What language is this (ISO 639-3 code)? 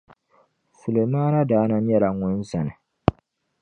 dag